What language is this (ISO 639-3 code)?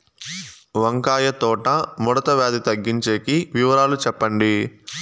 tel